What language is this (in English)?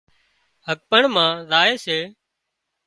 Wadiyara Koli